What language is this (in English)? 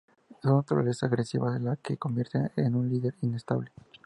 Spanish